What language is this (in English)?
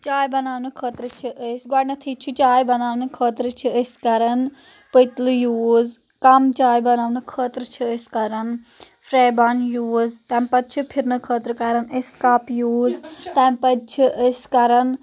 Kashmiri